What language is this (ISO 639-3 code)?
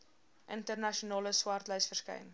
afr